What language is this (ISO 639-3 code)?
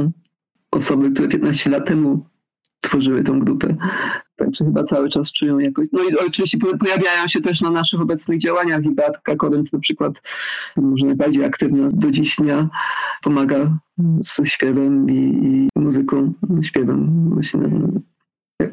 pol